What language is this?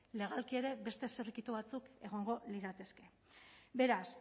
Basque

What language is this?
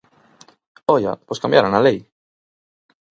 Galician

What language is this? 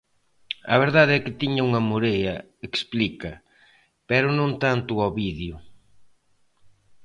Galician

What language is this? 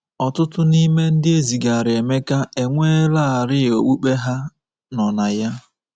Igbo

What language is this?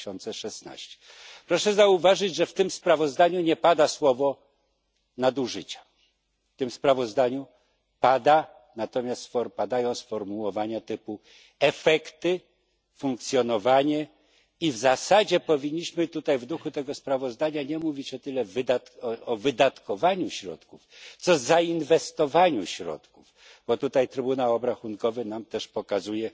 Polish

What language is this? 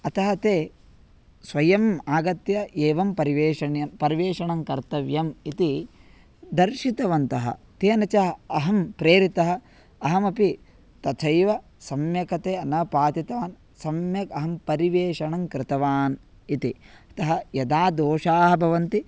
Sanskrit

